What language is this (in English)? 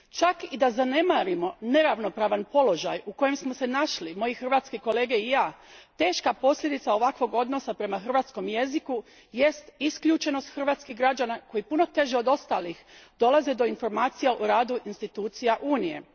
Croatian